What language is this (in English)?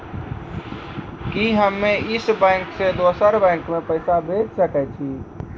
Maithili